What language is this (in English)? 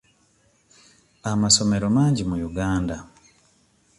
Ganda